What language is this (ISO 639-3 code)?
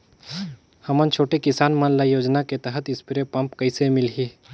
hne